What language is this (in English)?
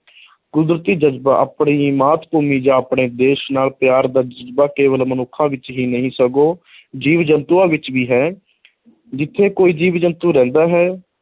Punjabi